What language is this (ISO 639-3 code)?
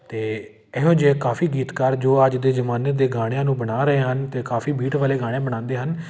pan